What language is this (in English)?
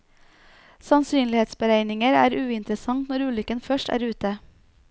Norwegian